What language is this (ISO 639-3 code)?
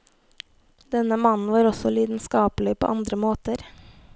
nor